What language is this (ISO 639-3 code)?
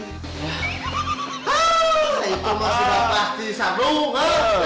ind